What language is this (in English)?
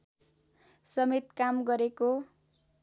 Nepali